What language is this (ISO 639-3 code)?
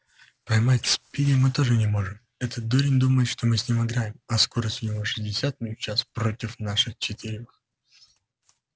rus